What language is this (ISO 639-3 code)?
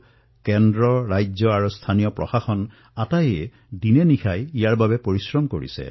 asm